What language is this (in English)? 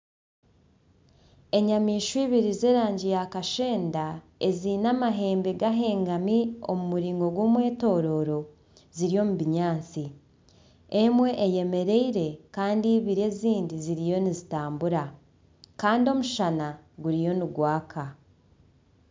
Nyankole